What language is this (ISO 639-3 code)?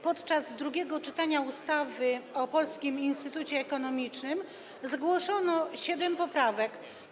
pol